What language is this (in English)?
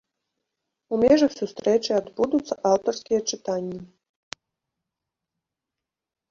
Belarusian